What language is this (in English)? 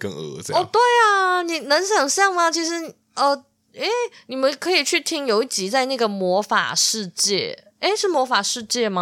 Chinese